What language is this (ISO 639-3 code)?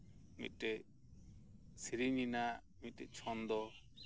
sat